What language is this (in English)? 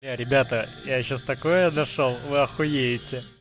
Russian